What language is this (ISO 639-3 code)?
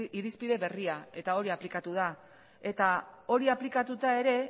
eus